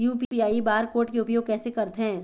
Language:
Chhattisgarhi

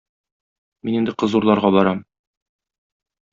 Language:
Tatar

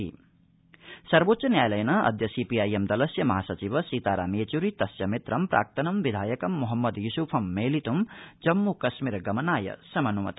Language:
Sanskrit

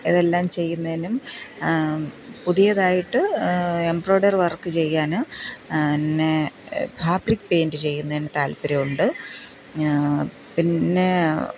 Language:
Malayalam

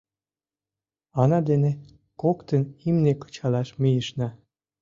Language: Mari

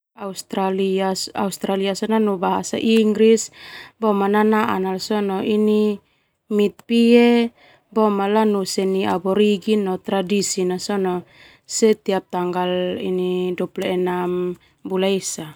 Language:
Termanu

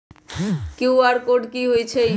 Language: Magahi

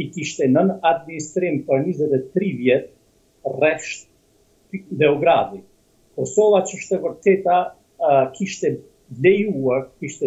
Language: Romanian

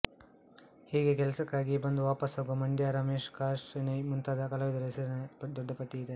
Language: Kannada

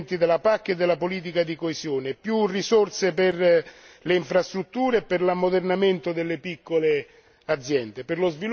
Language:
Italian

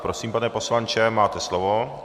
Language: Czech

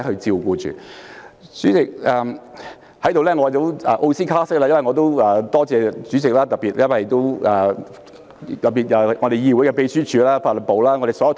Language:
Cantonese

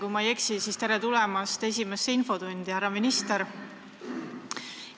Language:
Estonian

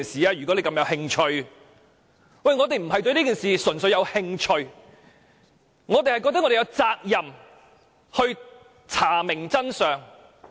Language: Cantonese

